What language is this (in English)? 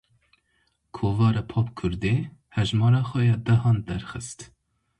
Kurdish